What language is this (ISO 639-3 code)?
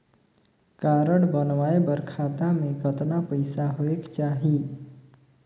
hne